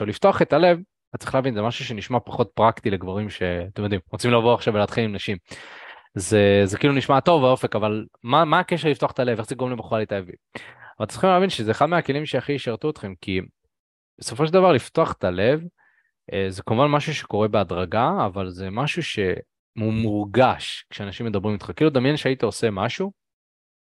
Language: Hebrew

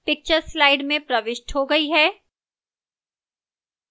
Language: Hindi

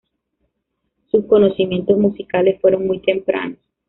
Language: Spanish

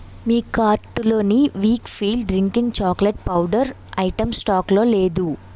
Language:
Telugu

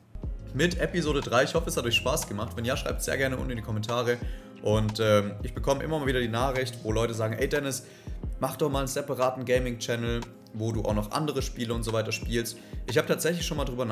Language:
German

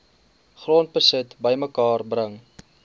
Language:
Afrikaans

